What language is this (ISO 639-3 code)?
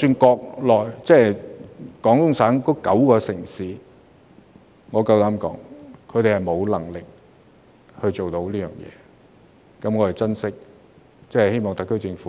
yue